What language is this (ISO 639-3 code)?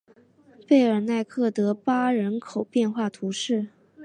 zho